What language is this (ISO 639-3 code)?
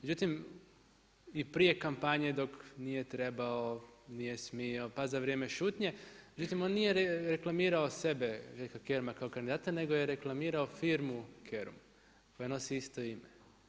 hrv